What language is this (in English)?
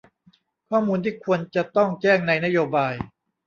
Thai